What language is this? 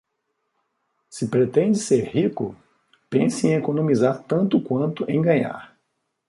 Portuguese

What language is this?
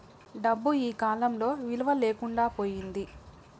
Telugu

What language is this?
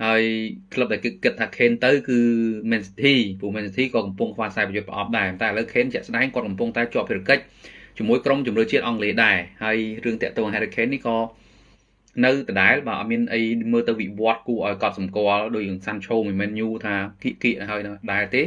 Vietnamese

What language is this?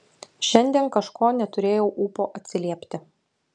Lithuanian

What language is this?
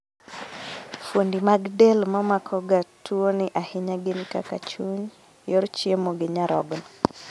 Luo (Kenya and Tanzania)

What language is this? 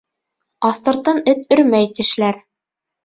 Bashkir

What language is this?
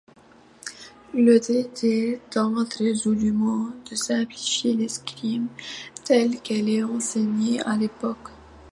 French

